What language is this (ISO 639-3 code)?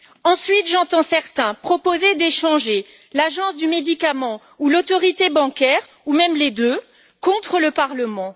fra